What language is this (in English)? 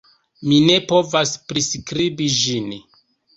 Esperanto